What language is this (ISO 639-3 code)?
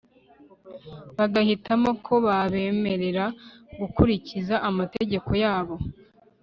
kin